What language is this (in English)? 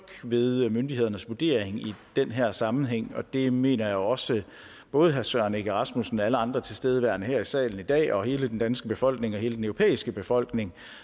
Danish